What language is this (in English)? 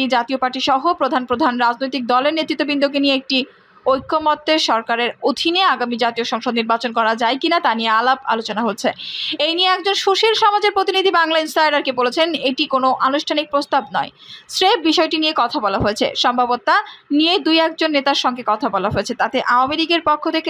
Romanian